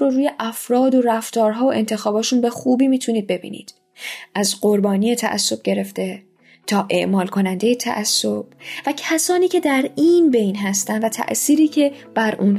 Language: Persian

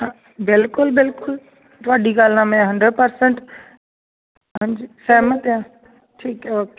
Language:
Punjabi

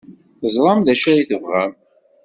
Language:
Kabyle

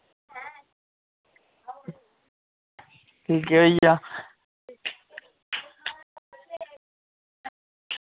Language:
Dogri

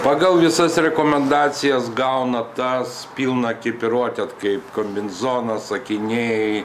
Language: Lithuanian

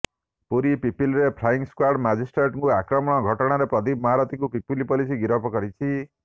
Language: Odia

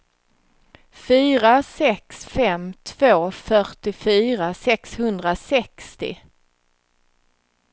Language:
Swedish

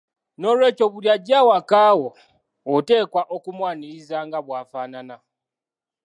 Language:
Ganda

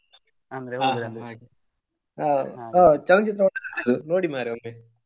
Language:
Kannada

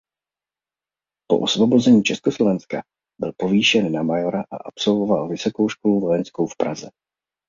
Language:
Czech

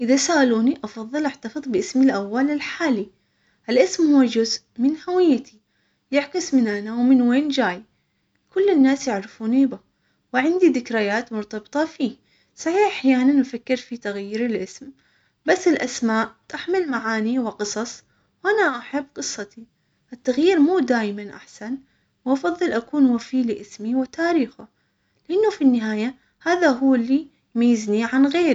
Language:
Omani Arabic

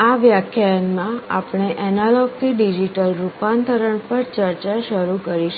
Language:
Gujarati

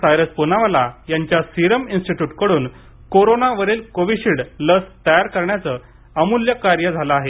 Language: Marathi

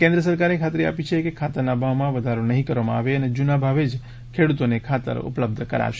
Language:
Gujarati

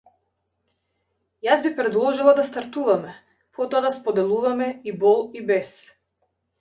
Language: Macedonian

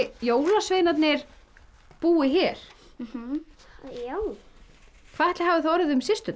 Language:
Icelandic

